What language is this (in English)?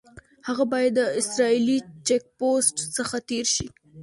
Pashto